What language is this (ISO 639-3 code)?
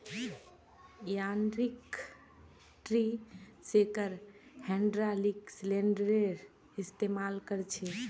mag